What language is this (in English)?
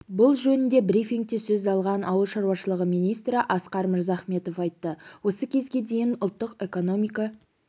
Kazakh